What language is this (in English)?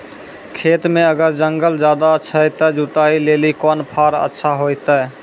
Maithili